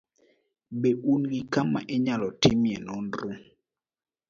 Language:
Luo (Kenya and Tanzania)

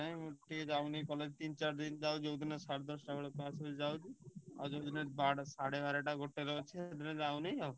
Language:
Odia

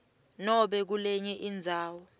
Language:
Swati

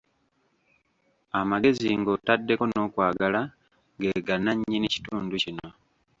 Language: Ganda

